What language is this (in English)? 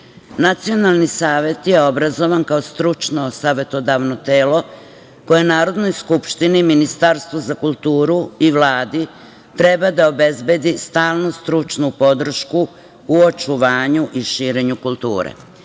Serbian